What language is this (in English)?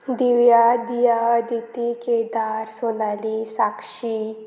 Konkani